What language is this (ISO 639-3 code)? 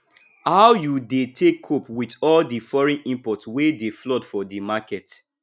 pcm